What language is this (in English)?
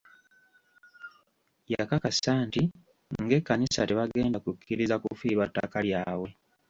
Ganda